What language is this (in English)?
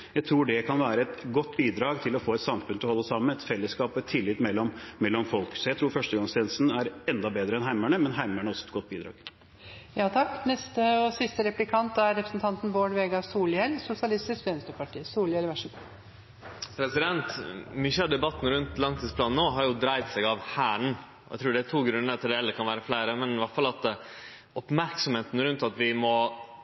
Norwegian